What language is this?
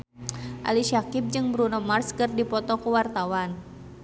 Sundanese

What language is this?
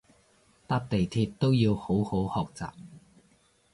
Cantonese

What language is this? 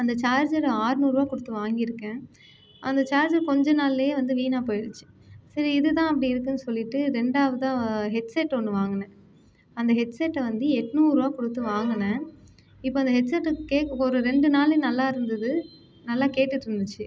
Tamil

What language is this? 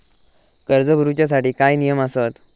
Marathi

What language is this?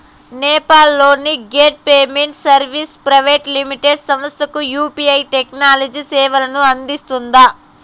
Telugu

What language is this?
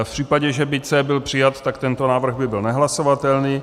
Czech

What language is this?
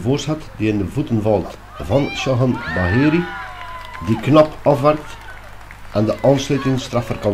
Dutch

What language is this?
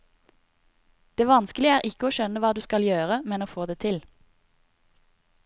Norwegian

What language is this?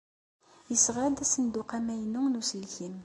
Kabyle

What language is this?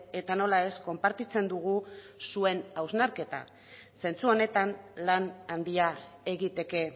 Basque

